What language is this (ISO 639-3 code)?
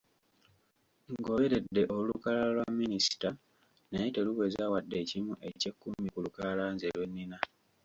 lug